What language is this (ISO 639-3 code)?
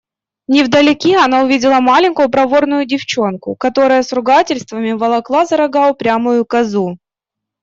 rus